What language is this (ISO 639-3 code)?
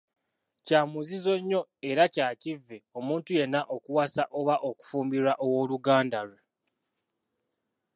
lug